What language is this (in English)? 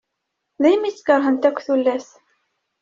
Kabyle